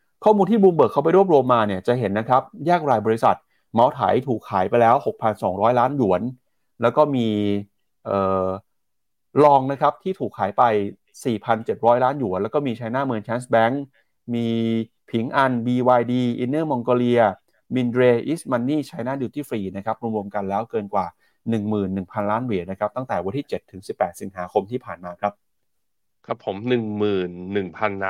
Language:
Thai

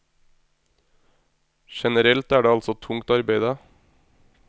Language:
Norwegian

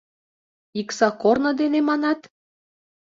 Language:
Mari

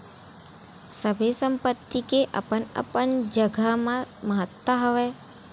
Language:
Chhattisgarhi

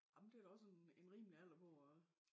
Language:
Danish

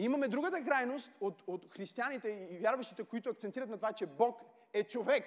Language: Bulgarian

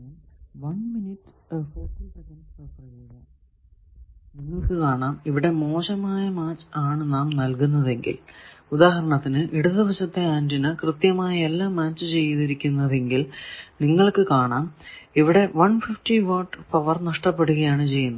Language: Malayalam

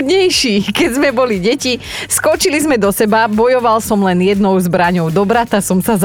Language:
Slovak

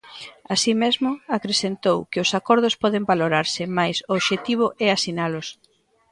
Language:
Galician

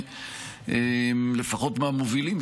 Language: Hebrew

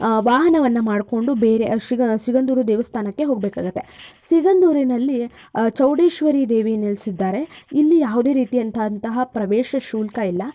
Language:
Kannada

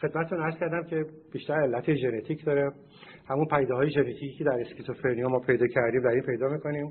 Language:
Persian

